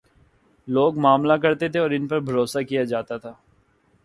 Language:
Urdu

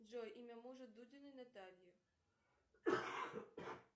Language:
Russian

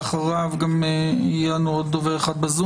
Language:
Hebrew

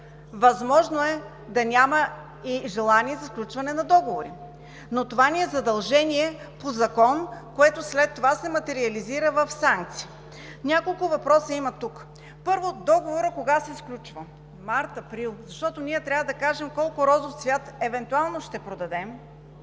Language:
Bulgarian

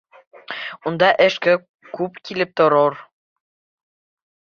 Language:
Bashkir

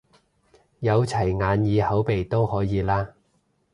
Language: Cantonese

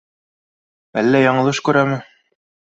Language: Bashkir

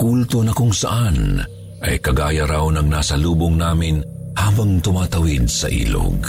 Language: Filipino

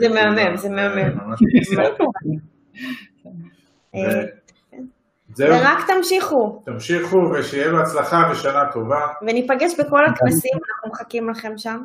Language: Hebrew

